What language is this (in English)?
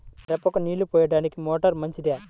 Telugu